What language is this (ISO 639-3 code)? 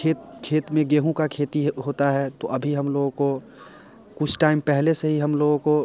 hin